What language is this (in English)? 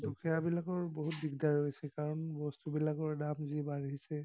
Assamese